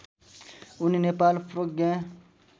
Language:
Nepali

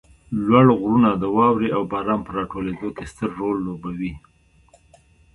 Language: Pashto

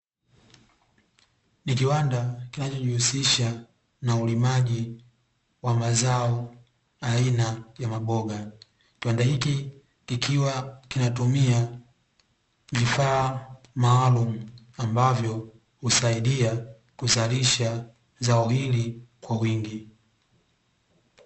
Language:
Swahili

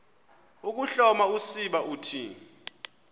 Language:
Xhosa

